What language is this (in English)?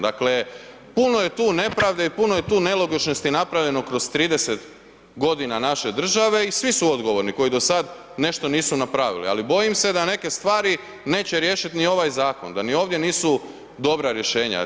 Croatian